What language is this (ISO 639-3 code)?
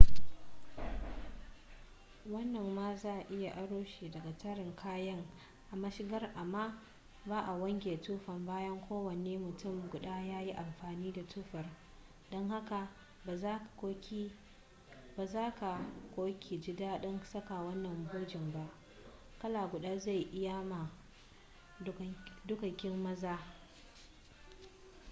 hau